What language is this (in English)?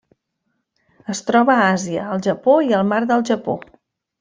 Catalan